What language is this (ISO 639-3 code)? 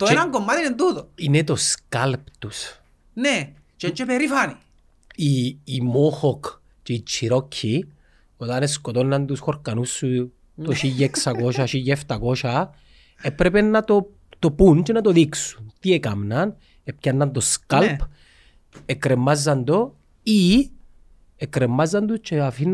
ell